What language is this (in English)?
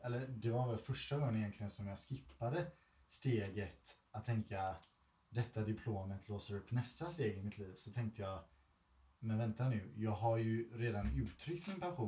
Swedish